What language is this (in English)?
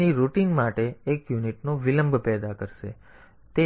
Gujarati